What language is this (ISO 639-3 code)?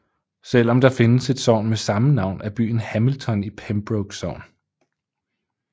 dan